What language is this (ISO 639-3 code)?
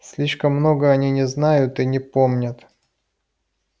rus